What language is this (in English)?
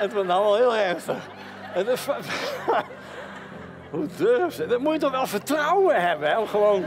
Dutch